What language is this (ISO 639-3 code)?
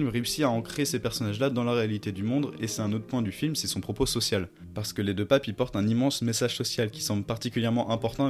fra